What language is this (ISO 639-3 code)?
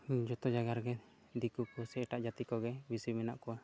sat